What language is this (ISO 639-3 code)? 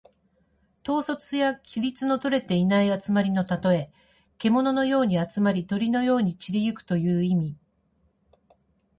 jpn